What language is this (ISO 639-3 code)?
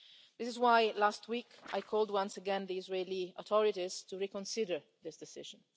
eng